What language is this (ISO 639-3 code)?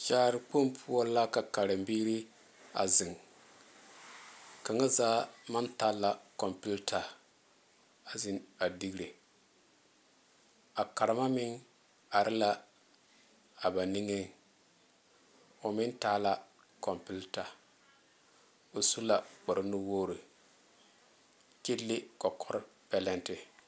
dga